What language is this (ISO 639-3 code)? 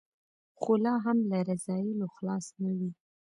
pus